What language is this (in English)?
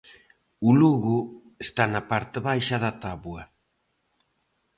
Galician